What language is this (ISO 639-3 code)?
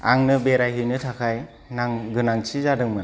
brx